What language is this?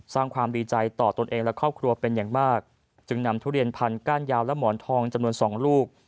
Thai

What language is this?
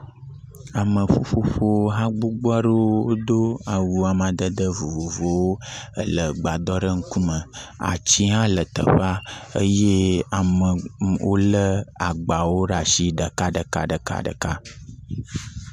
Ewe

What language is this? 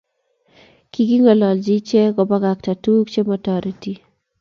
Kalenjin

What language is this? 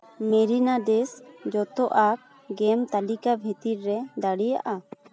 Santali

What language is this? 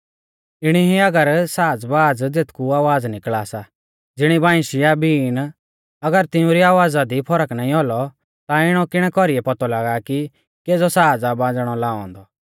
Mahasu Pahari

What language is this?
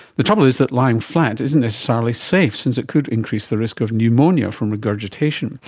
English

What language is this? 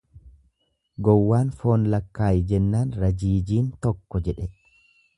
Oromo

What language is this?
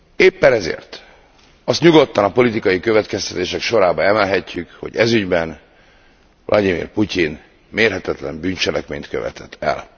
Hungarian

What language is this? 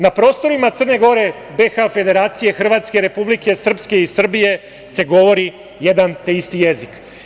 Serbian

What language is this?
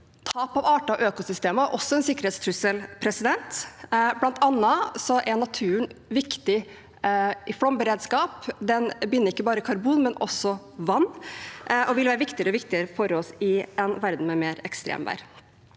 Norwegian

